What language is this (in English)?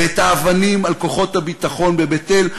Hebrew